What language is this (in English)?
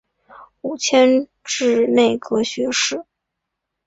Chinese